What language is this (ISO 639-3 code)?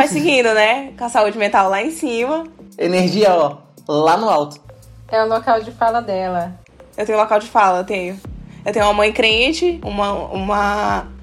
por